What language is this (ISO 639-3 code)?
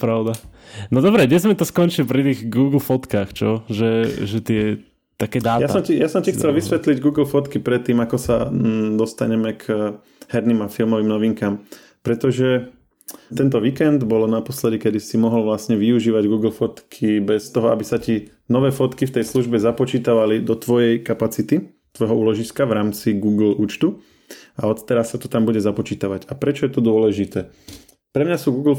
slk